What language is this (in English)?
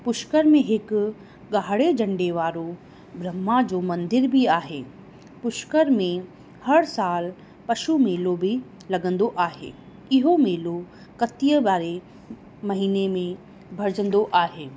Sindhi